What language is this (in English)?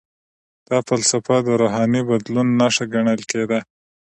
Pashto